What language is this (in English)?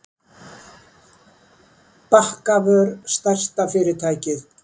Icelandic